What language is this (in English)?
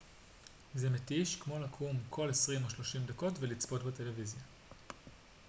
Hebrew